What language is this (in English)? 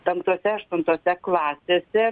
Lithuanian